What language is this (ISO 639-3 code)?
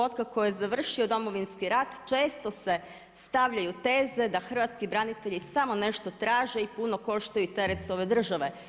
hrv